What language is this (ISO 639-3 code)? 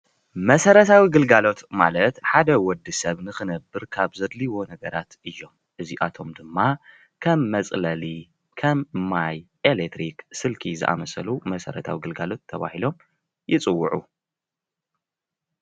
tir